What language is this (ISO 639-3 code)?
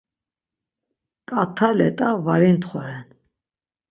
lzz